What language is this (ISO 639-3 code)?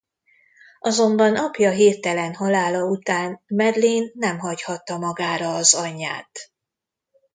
hun